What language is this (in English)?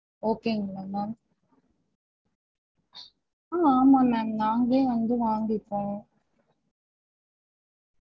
Tamil